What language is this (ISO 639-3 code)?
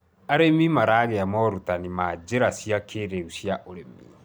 kik